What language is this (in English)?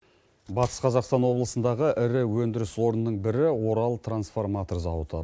Kazakh